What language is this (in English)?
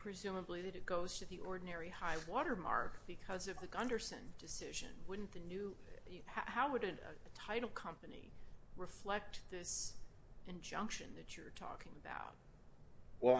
English